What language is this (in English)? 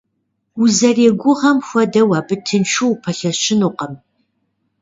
Kabardian